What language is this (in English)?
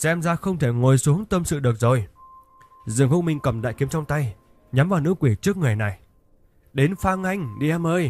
Vietnamese